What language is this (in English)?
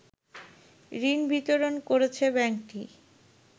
Bangla